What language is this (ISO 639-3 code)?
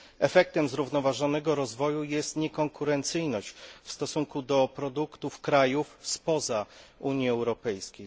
pol